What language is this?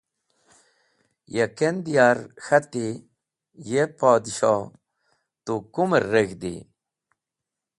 Wakhi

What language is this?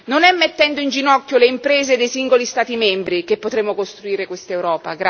Italian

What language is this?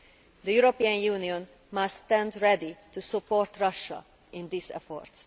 English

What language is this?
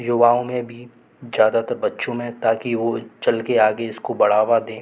Hindi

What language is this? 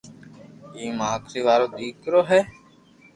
Loarki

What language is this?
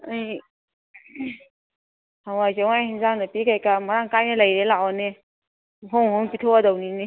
Manipuri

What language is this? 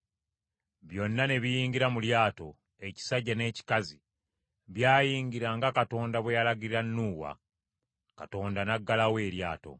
Ganda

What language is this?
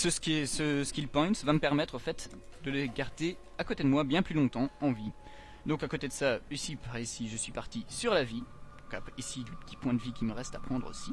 French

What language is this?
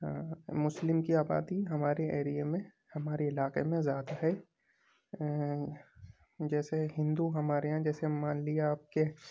Urdu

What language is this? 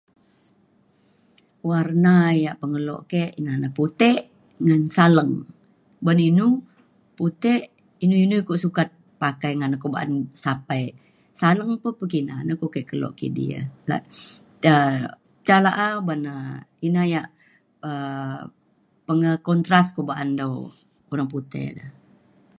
Mainstream Kenyah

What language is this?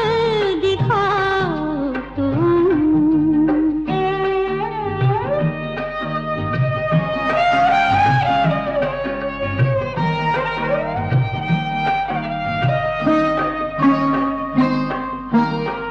Hindi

